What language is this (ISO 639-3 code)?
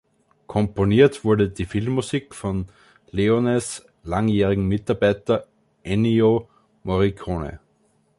deu